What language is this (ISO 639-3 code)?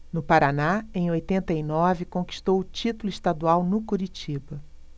por